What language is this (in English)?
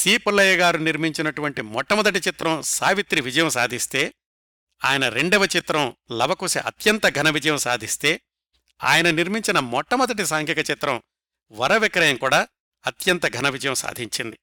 Telugu